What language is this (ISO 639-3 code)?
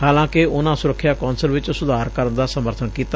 pan